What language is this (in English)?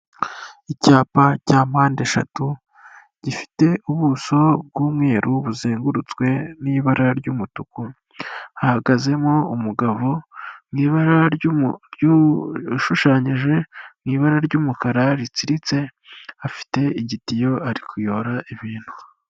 Kinyarwanda